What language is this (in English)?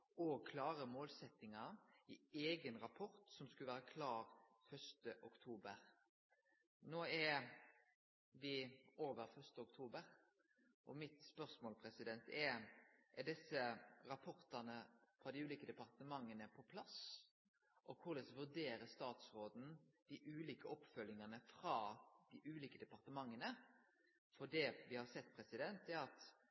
Norwegian Nynorsk